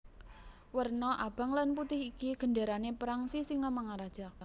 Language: Javanese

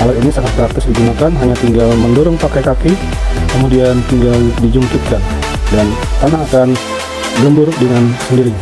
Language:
Indonesian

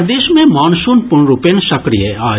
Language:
Maithili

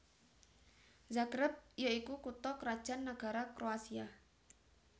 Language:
Javanese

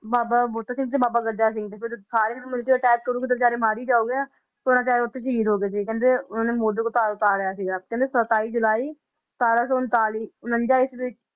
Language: Punjabi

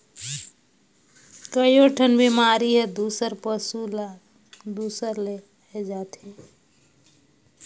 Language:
Chhattisgarhi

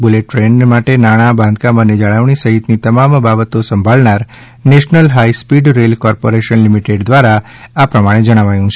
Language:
Gujarati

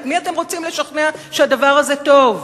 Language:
Hebrew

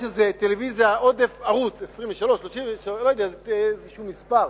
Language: Hebrew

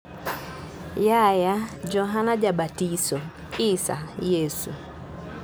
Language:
Luo (Kenya and Tanzania)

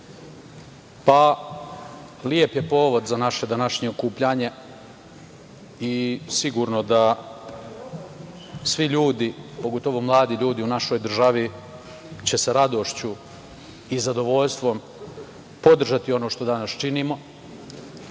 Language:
Serbian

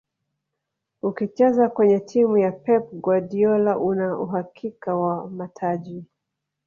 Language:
Swahili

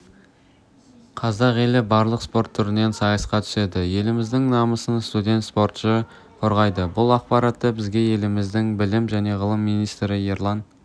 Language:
Kazakh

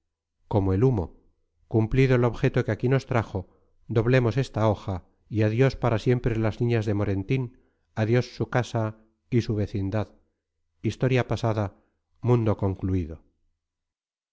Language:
Spanish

